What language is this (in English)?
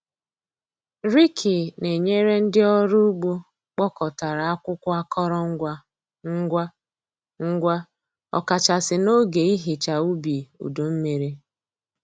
Igbo